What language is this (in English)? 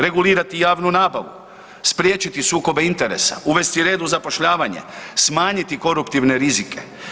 Croatian